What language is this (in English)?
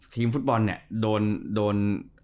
Thai